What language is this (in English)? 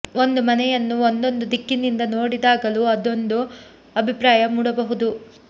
Kannada